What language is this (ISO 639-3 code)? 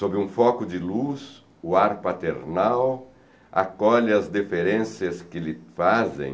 por